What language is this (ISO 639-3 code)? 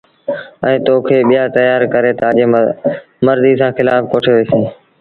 sbn